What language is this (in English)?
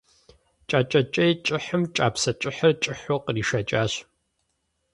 Kabardian